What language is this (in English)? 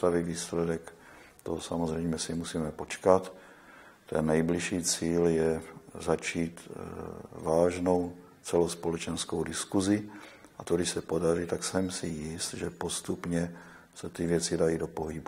Czech